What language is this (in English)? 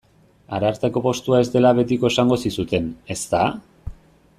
Basque